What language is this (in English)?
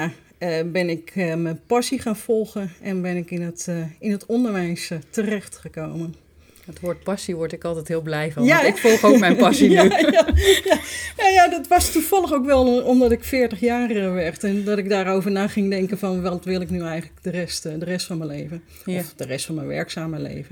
Dutch